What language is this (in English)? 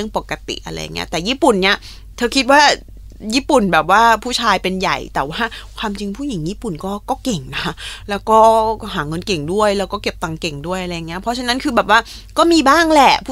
Thai